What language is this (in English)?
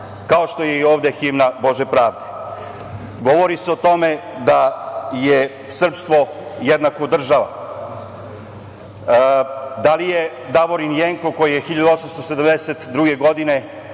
Serbian